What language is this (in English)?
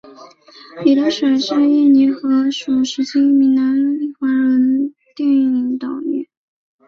Chinese